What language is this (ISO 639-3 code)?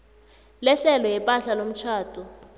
nbl